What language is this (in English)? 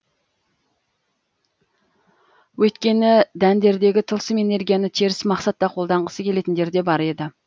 Kazakh